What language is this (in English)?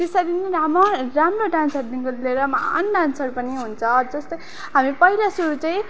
Nepali